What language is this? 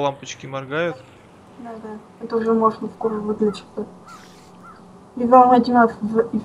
Russian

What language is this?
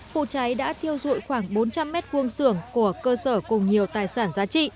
Vietnamese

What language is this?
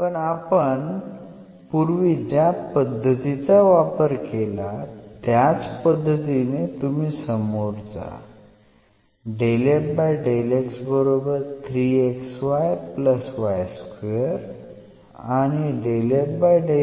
Marathi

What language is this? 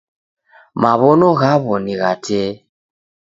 Taita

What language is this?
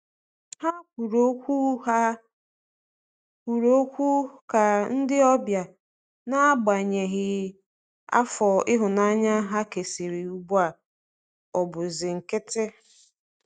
Igbo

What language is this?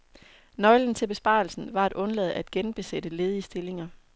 Danish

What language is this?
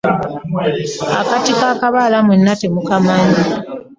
Ganda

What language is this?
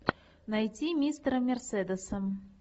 Russian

